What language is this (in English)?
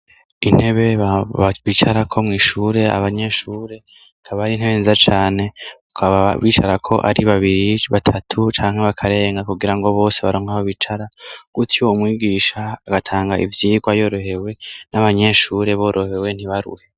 Rundi